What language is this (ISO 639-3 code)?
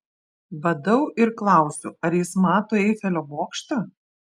lit